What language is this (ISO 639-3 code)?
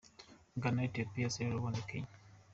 kin